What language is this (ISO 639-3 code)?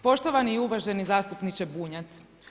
hrv